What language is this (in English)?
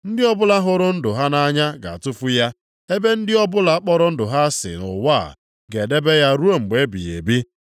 Igbo